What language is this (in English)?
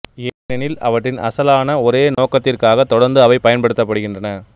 Tamil